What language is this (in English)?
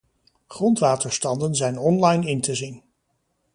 Dutch